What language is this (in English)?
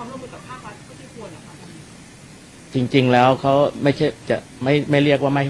Thai